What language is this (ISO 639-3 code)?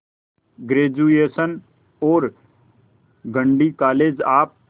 hin